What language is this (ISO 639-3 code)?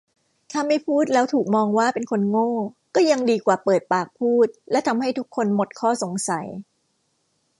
tha